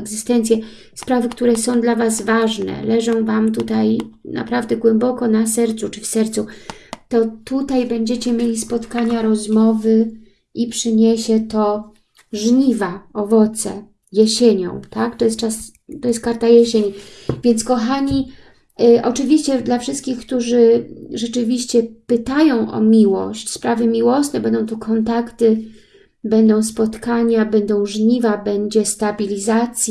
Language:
Polish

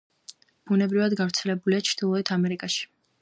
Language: Georgian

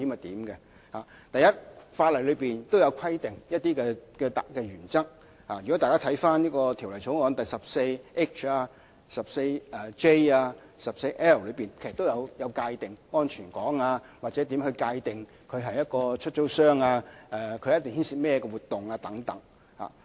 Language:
Cantonese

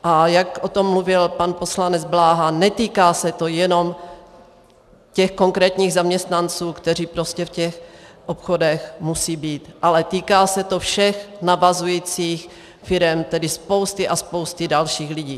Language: Czech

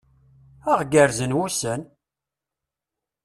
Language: Kabyle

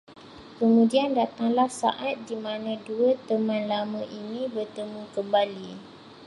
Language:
Malay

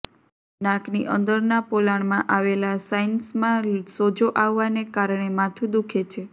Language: Gujarati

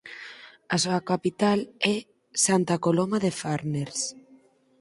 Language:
Galician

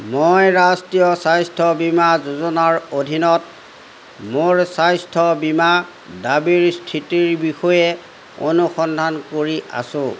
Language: Assamese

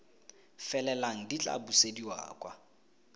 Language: Tswana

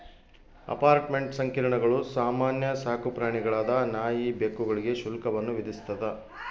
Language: Kannada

